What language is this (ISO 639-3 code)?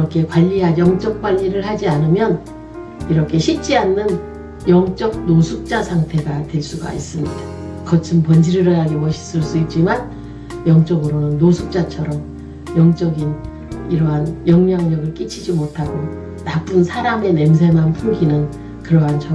kor